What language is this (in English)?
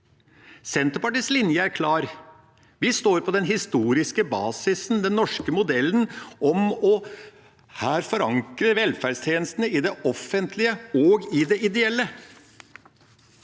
Norwegian